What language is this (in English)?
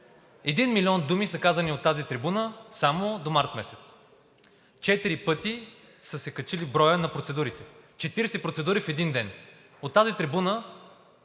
Bulgarian